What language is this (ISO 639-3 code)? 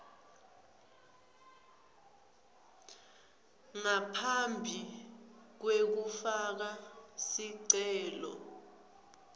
ssw